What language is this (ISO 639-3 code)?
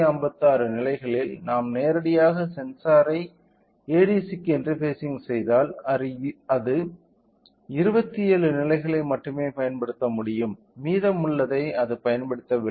tam